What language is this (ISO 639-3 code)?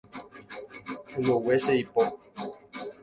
grn